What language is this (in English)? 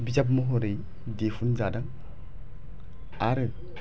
Bodo